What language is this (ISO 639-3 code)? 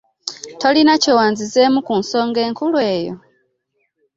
lug